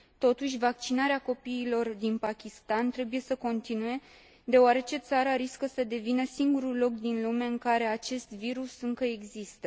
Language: Romanian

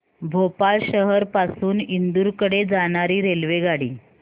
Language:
Marathi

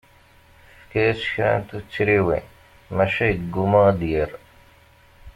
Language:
Kabyle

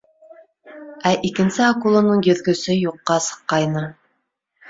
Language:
Bashkir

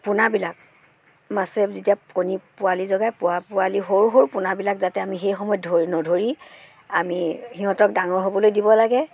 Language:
Assamese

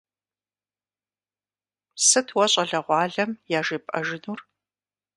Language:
Kabardian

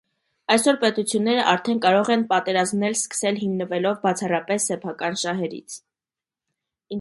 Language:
Armenian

